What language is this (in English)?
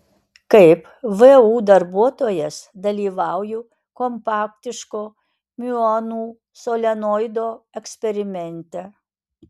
Lithuanian